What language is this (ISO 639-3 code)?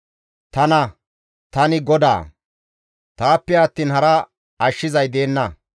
gmv